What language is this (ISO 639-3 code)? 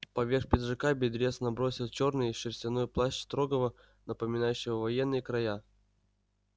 rus